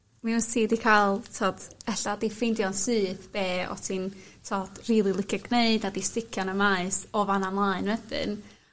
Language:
Welsh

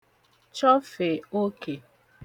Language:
Igbo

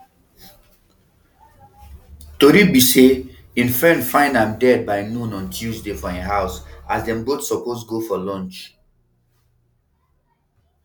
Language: Nigerian Pidgin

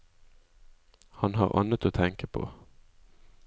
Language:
Norwegian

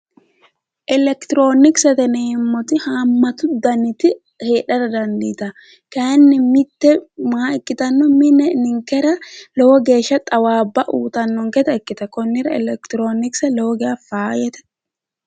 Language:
Sidamo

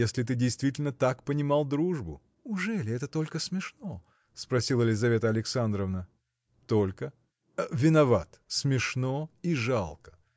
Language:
Russian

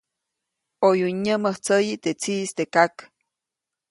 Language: Copainalá Zoque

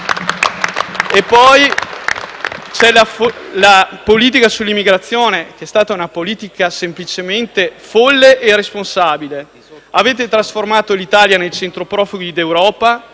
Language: Italian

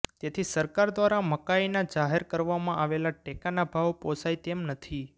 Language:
Gujarati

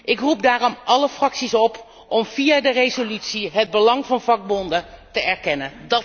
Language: Dutch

